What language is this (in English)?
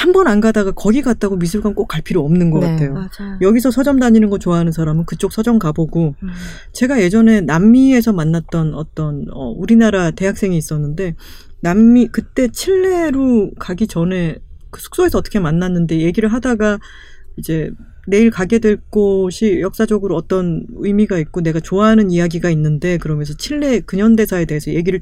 Korean